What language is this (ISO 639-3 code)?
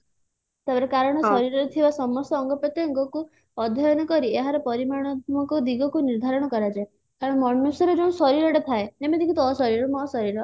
ori